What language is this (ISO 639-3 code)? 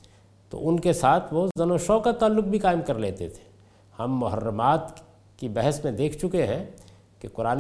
urd